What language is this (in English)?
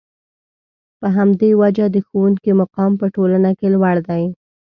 Pashto